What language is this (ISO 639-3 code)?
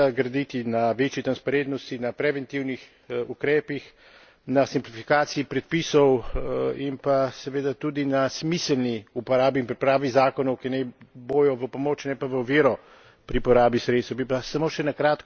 slv